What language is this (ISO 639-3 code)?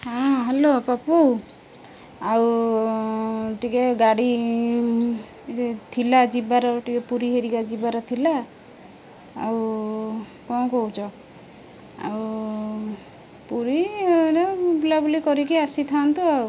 ori